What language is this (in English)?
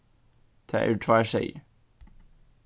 Faroese